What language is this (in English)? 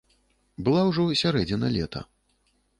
Belarusian